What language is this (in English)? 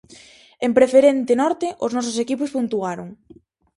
Galician